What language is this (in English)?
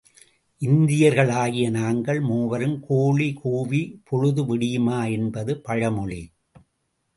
Tamil